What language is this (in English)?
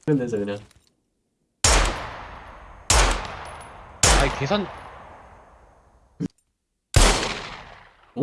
Korean